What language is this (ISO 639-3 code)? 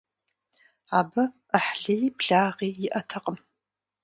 kbd